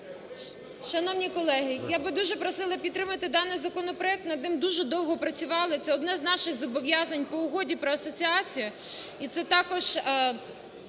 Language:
Ukrainian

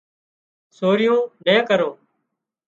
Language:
Wadiyara Koli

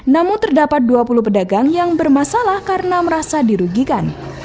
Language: Indonesian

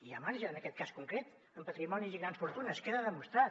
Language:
Catalan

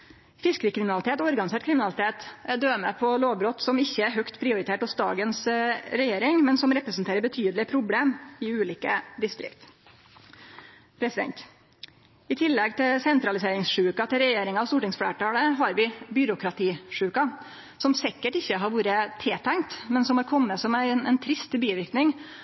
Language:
Norwegian Nynorsk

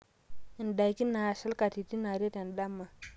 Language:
Masai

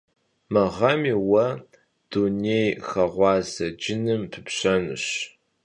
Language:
Kabardian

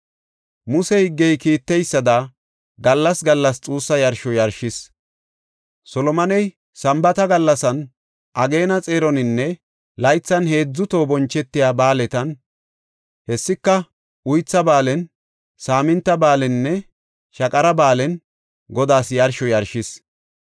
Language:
Gofa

